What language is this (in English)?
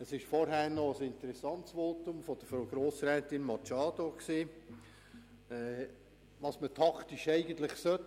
Swiss German